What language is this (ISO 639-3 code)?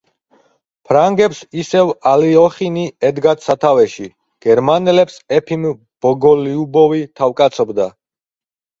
kat